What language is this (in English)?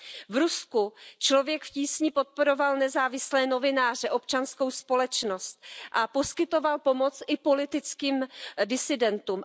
Czech